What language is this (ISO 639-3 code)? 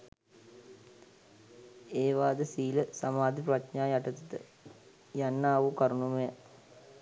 sin